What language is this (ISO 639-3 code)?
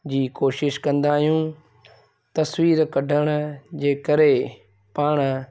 snd